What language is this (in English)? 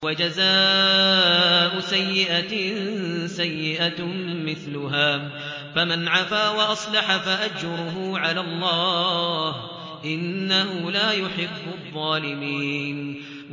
Arabic